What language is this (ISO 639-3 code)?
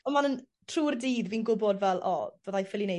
cym